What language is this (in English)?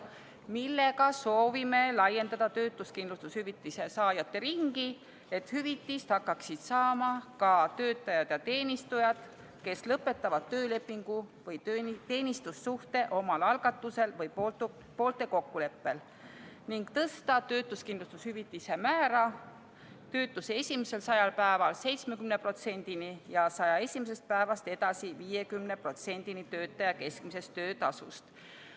Estonian